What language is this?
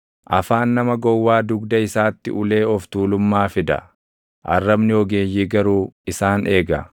Oromo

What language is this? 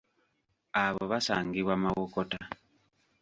Ganda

